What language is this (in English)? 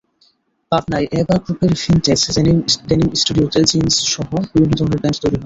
Bangla